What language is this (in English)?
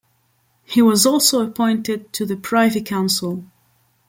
English